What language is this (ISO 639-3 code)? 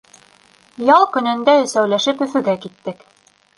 bak